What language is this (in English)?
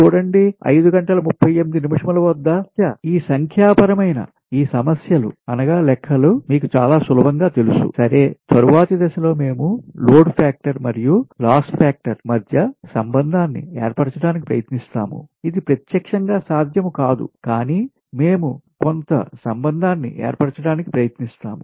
Telugu